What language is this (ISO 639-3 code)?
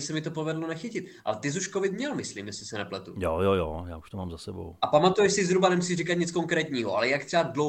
ces